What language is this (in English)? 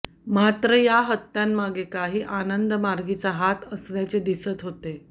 Marathi